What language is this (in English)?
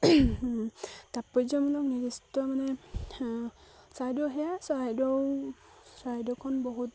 Assamese